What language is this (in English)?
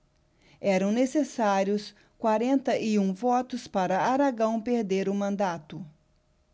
Portuguese